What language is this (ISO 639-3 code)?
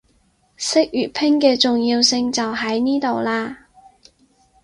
yue